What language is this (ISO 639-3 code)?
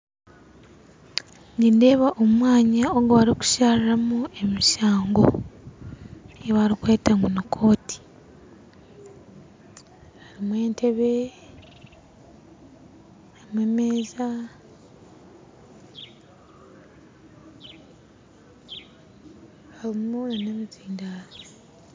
nyn